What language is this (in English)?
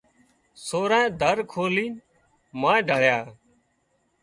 Wadiyara Koli